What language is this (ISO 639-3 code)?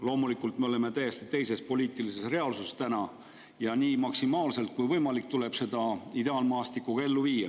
est